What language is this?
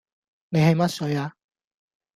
Cantonese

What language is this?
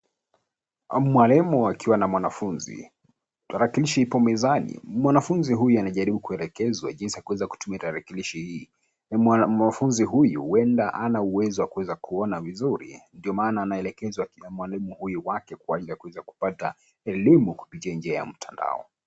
Swahili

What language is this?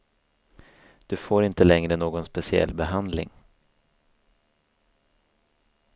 Swedish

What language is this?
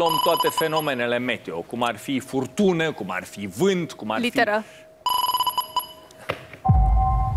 Romanian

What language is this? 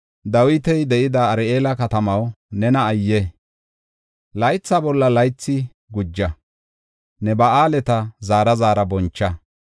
Gofa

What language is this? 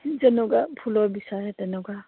Assamese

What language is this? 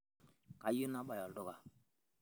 Masai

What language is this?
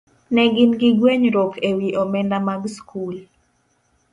Luo (Kenya and Tanzania)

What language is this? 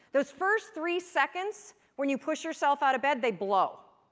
English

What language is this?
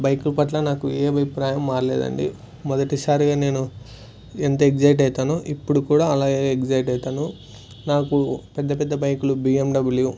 Telugu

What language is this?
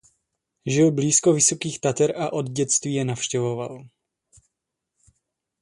Czech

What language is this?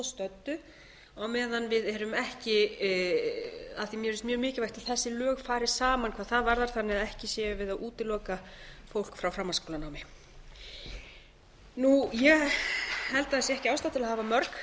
Icelandic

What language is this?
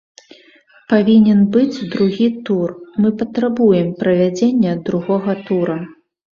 Belarusian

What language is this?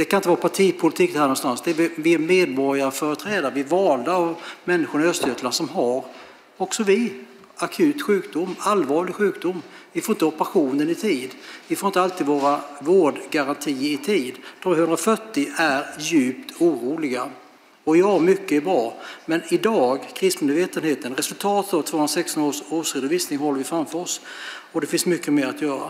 Swedish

